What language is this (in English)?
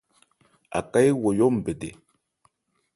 Ebrié